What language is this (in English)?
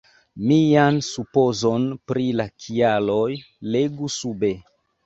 Esperanto